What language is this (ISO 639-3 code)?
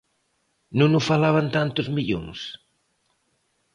glg